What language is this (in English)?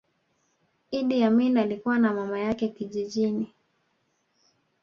Swahili